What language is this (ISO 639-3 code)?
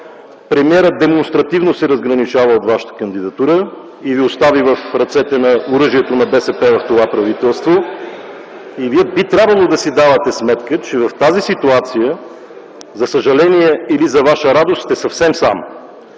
bul